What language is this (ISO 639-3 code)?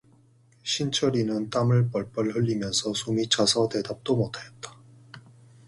kor